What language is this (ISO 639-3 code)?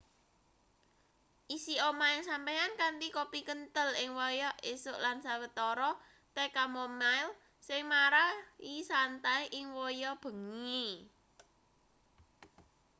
jav